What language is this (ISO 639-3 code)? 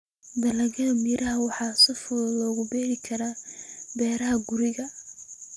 som